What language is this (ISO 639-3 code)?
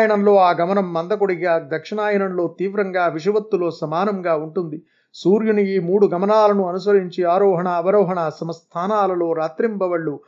tel